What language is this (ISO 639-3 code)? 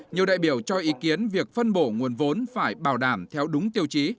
vie